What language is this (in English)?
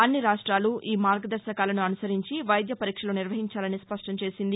Telugu